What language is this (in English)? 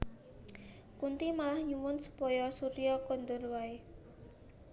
Javanese